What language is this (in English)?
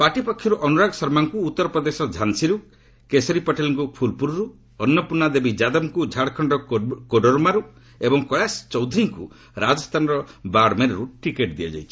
Odia